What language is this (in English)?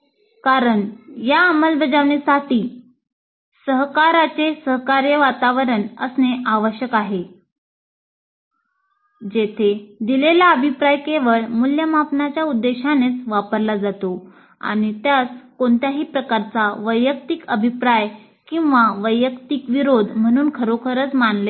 Marathi